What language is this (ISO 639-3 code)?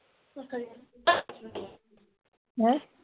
pan